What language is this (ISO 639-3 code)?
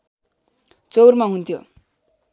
nep